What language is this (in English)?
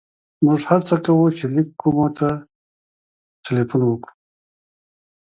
Pashto